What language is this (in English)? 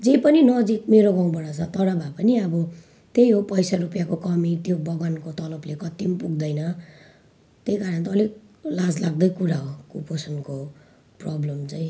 Nepali